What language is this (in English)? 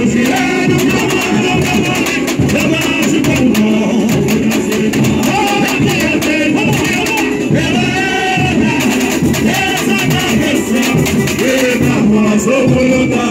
Romanian